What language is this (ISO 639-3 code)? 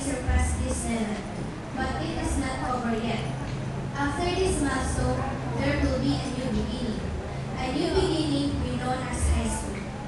eng